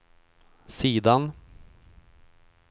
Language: Swedish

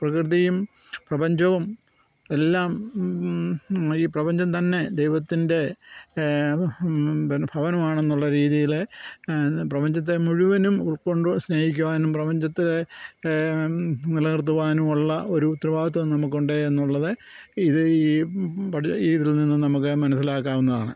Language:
Malayalam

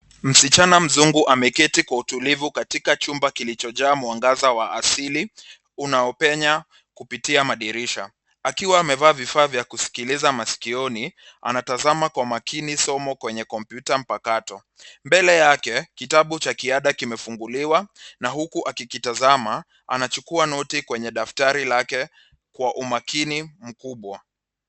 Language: Swahili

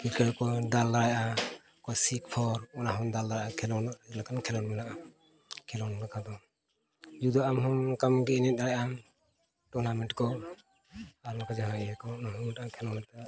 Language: Santali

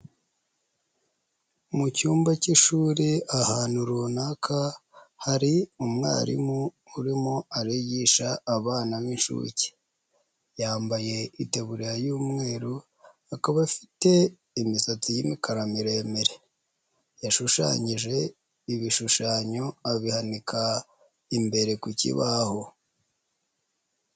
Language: Kinyarwanda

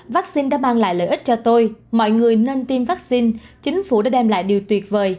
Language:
Vietnamese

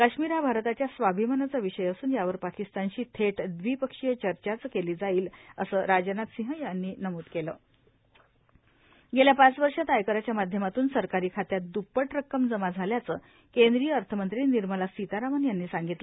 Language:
Marathi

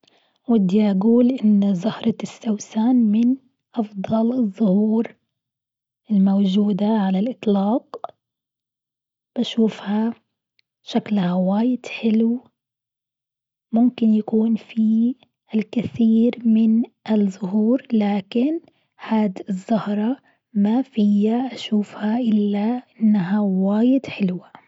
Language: Gulf Arabic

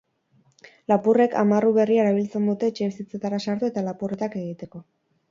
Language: Basque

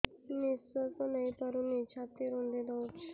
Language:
Odia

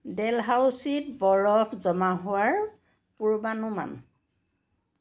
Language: Assamese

